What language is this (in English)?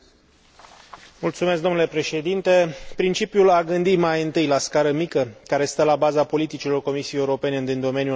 Romanian